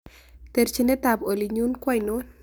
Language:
Kalenjin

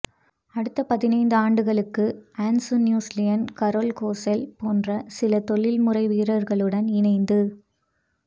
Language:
Tamil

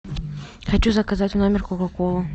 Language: Russian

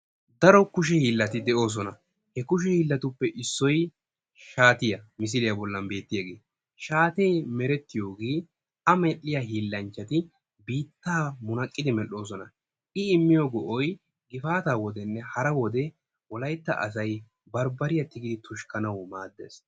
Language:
Wolaytta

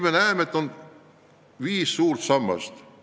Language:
Estonian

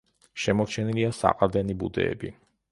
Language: Georgian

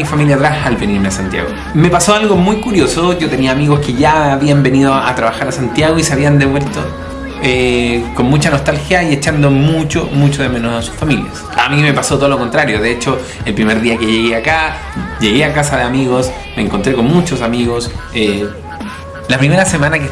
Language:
Spanish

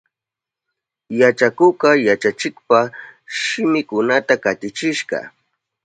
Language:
Southern Pastaza Quechua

